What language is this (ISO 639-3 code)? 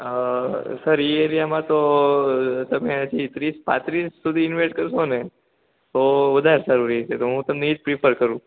guj